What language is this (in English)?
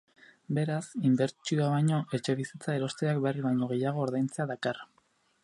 Basque